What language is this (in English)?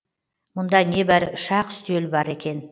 Kazakh